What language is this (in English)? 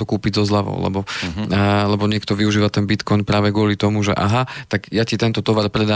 Slovak